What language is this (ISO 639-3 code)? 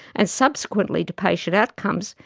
eng